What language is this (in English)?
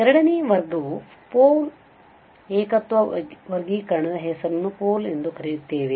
Kannada